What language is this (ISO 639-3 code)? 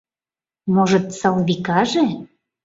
chm